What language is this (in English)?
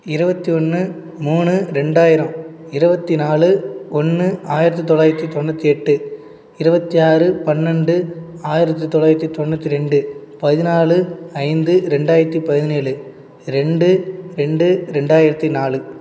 Tamil